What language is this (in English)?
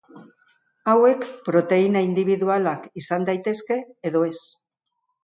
Basque